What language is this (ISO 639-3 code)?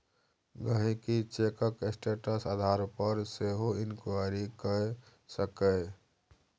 mai